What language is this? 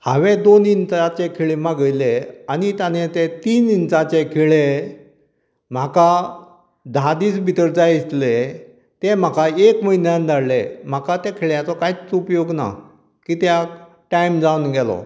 Konkani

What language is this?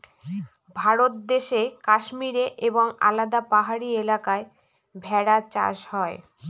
Bangla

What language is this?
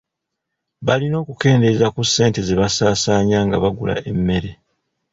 Ganda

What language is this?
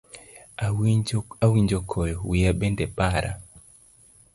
Luo (Kenya and Tanzania)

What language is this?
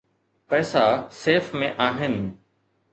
Sindhi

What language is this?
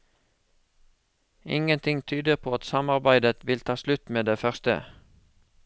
Norwegian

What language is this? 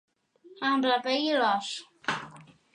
Catalan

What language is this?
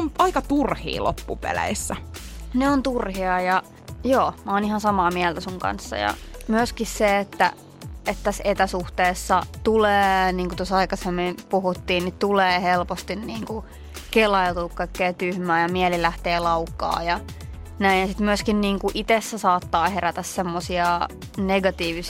Finnish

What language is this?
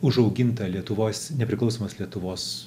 Lithuanian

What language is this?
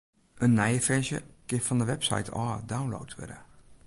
Western Frisian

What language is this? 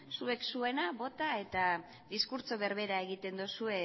Basque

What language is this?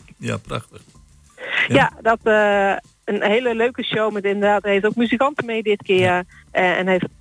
Dutch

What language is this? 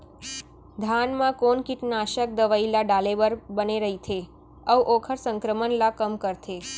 Chhattisgarhi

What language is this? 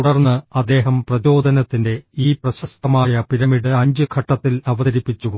Malayalam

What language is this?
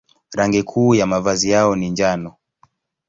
Swahili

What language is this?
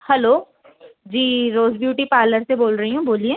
Hindi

